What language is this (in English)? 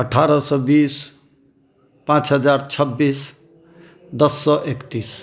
Maithili